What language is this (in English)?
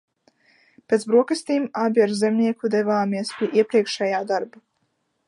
Latvian